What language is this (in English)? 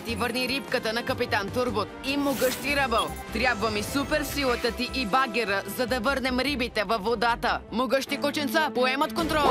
Bulgarian